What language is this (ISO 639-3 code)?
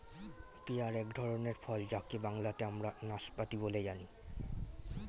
ben